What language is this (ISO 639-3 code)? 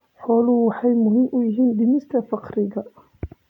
som